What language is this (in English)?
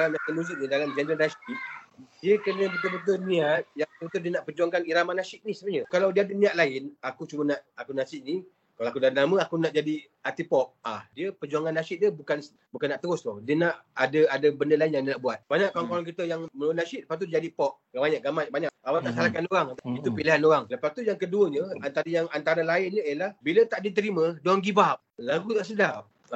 Malay